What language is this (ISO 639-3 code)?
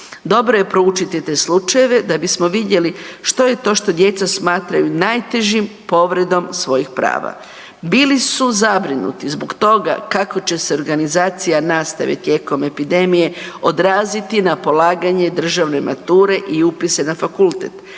hrv